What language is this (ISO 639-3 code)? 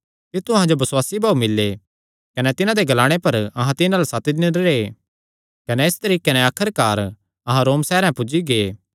xnr